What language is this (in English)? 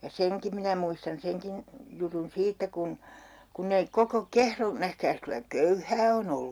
Finnish